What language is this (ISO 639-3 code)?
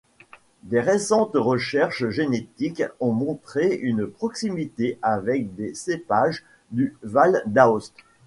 fra